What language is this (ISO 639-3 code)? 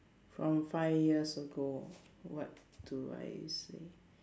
eng